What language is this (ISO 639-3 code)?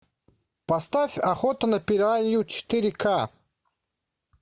rus